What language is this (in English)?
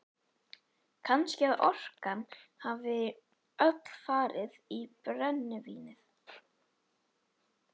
Icelandic